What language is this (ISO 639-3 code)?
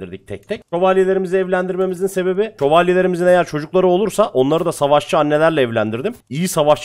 tur